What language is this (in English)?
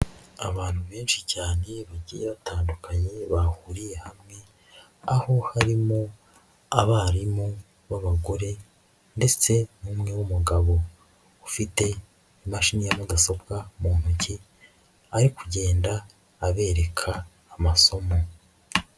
Kinyarwanda